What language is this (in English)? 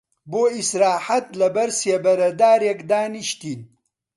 Central Kurdish